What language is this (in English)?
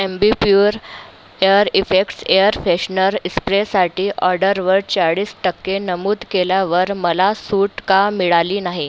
Marathi